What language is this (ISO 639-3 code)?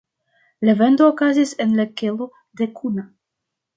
epo